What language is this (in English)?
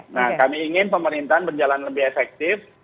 Indonesian